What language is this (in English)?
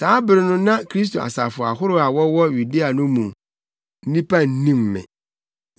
Akan